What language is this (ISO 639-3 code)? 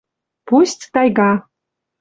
mrj